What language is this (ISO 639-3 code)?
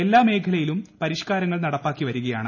mal